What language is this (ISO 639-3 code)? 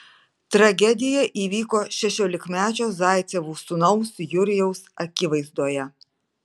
lit